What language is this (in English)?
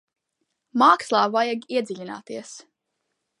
Latvian